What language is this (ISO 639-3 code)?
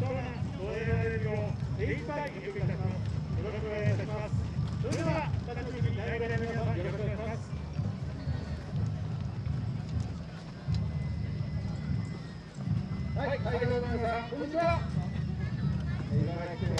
jpn